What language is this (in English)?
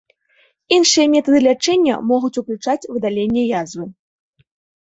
Belarusian